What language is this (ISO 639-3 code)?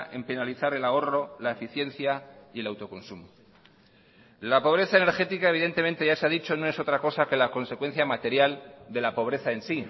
spa